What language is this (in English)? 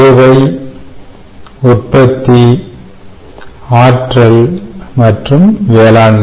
Tamil